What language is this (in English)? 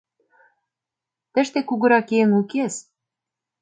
Mari